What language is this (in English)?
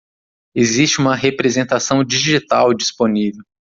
Portuguese